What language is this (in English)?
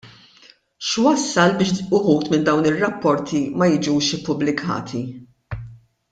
Maltese